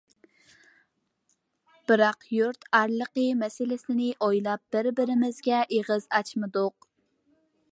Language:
Uyghur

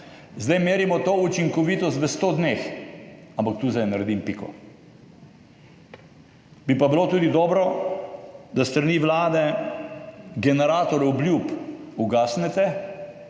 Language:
Slovenian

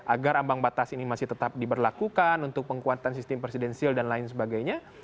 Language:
Indonesian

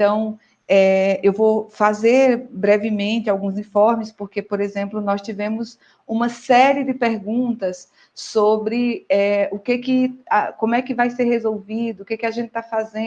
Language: Portuguese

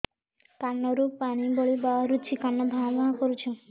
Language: Odia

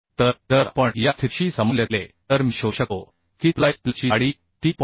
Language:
Marathi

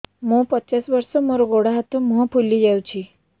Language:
Odia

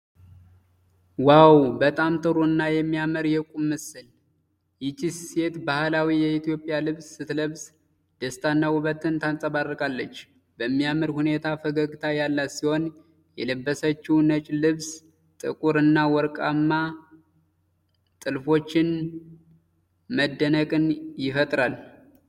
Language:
Amharic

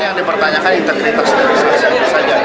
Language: Indonesian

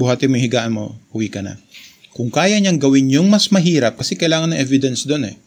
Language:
Filipino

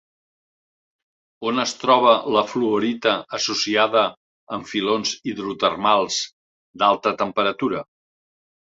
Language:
Catalan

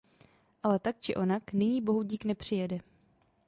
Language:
Czech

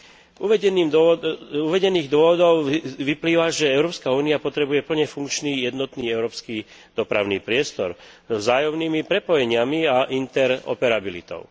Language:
Slovak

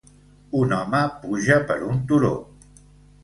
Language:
Catalan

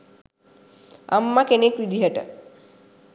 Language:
Sinhala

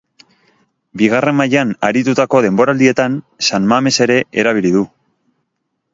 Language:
Basque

